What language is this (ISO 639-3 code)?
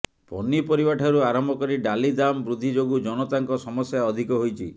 ori